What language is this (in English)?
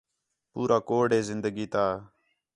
Khetrani